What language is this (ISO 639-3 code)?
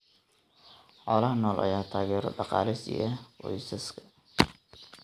som